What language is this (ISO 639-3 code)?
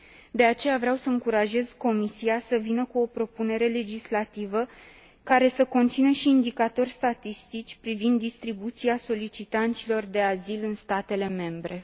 ron